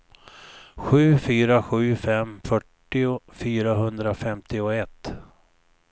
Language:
Swedish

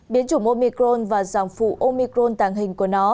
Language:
Vietnamese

